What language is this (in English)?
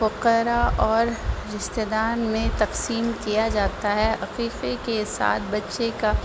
Urdu